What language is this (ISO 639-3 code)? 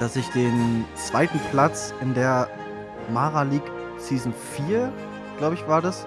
deu